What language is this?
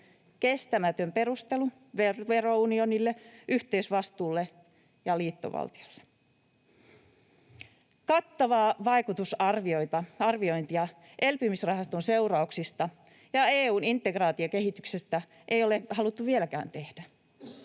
Finnish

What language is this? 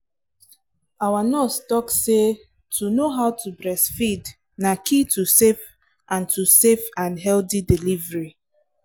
Nigerian Pidgin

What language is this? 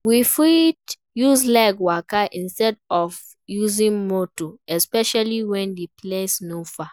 Nigerian Pidgin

